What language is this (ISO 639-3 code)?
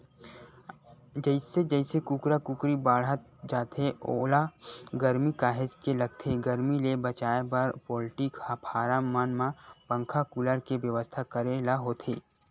hne